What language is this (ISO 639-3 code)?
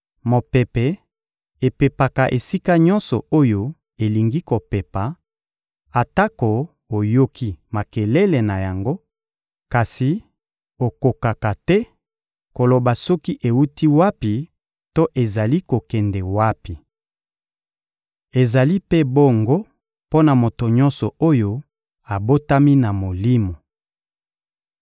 lin